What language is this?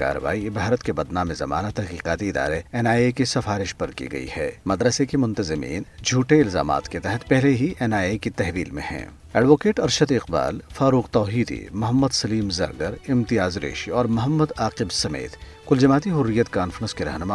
Urdu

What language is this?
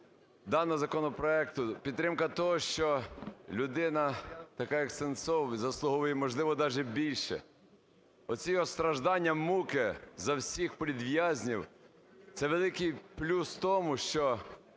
Ukrainian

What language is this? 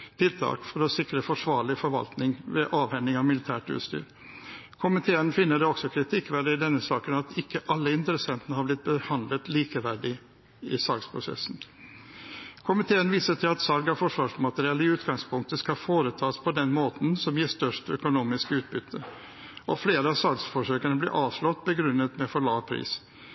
Norwegian Bokmål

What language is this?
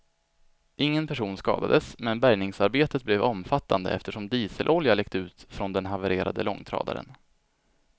Swedish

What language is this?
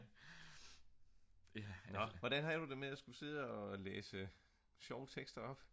Danish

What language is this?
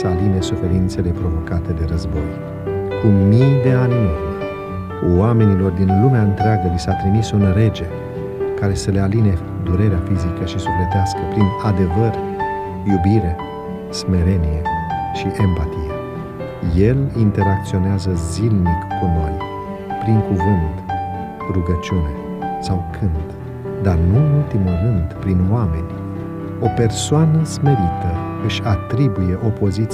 Romanian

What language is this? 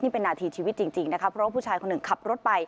Thai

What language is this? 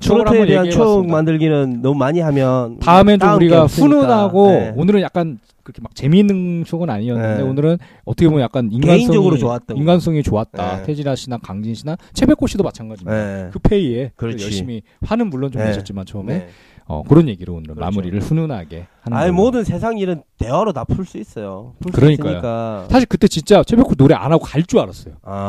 Korean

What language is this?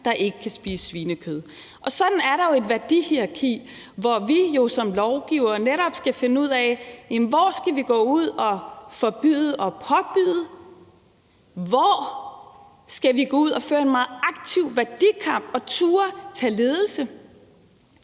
Danish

